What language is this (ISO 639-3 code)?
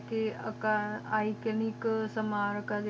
pan